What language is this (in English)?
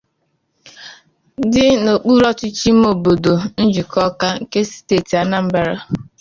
Igbo